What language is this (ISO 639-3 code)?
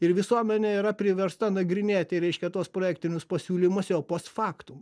lit